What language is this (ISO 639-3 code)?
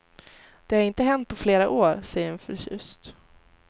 swe